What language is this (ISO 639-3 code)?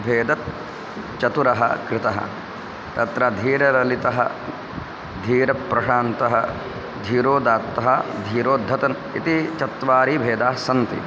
san